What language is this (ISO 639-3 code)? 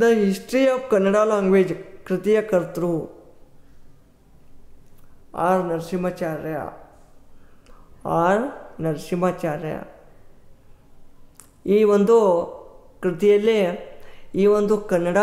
kan